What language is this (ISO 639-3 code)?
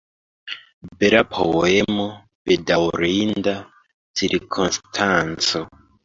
epo